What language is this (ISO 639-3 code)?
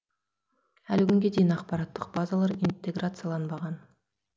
kaz